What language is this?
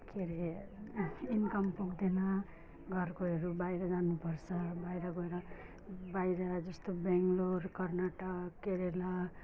Nepali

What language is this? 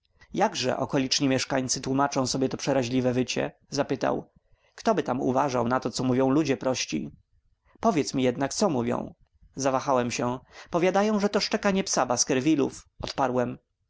Polish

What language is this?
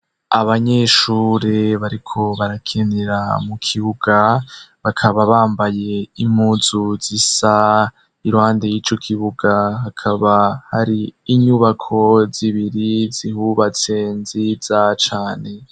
Rundi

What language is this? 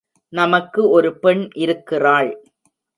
Tamil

